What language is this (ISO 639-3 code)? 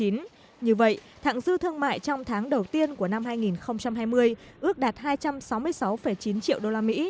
vie